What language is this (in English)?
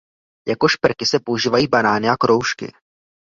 Czech